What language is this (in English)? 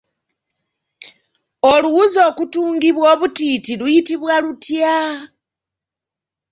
Ganda